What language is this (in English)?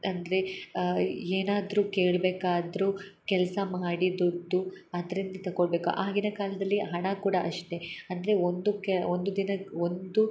Kannada